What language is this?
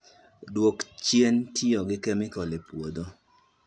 Luo (Kenya and Tanzania)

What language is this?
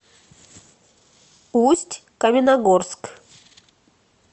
Russian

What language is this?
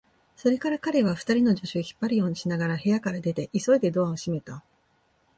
Japanese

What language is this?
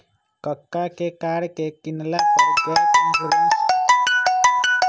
Magahi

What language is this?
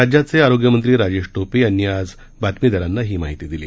Marathi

